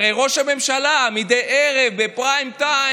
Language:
Hebrew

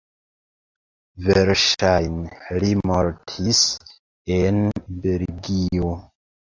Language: Esperanto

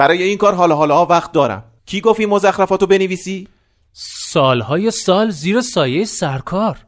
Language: Persian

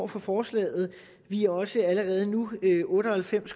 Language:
Danish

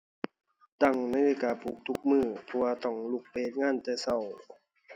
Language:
Thai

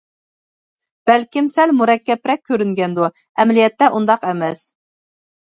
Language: Uyghur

